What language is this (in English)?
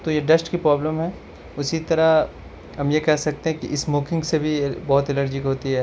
Urdu